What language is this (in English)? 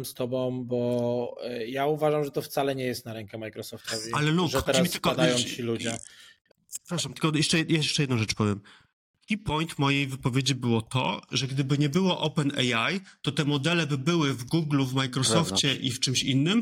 Polish